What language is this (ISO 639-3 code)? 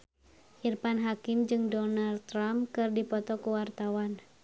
sun